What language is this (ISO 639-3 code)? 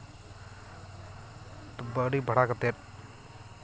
sat